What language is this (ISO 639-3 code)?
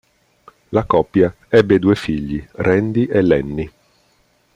ita